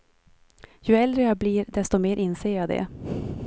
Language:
Swedish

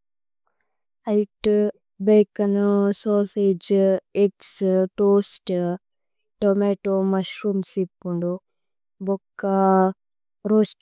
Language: Tulu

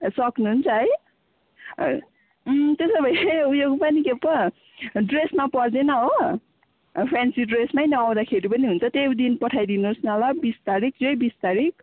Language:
Nepali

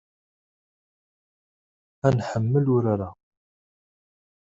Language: Kabyle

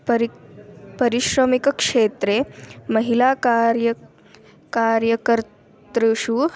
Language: Sanskrit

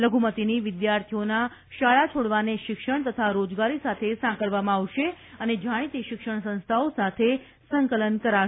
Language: Gujarati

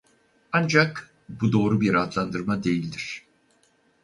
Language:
Turkish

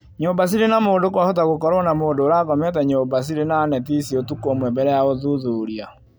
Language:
Kikuyu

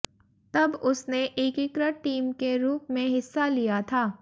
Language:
Hindi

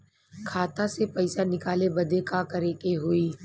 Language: Bhojpuri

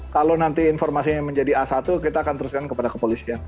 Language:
Indonesian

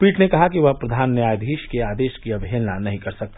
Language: Hindi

